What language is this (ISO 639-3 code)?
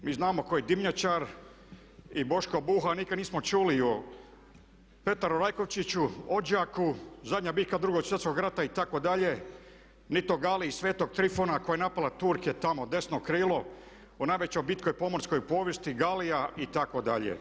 hrv